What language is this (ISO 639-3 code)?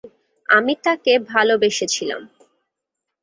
ben